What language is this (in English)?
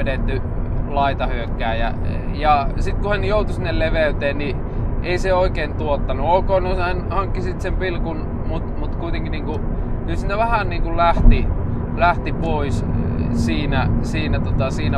Finnish